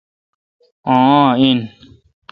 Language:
Kalkoti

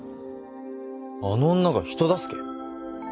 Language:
Japanese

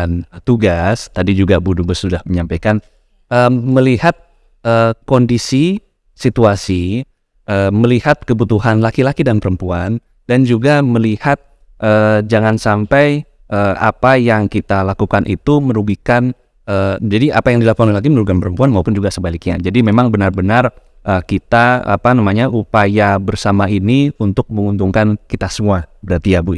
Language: Indonesian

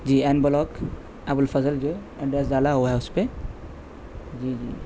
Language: Urdu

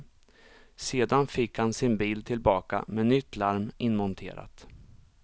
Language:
Swedish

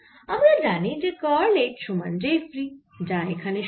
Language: Bangla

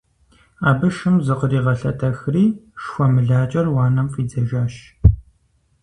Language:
Kabardian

